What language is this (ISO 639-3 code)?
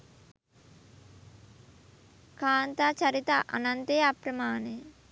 sin